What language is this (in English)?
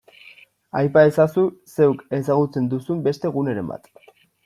Basque